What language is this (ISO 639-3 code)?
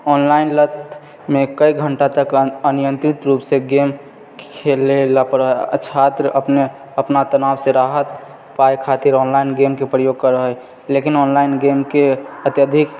mai